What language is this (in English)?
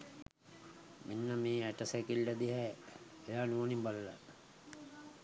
Sinhala